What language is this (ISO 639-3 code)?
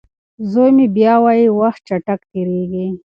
pus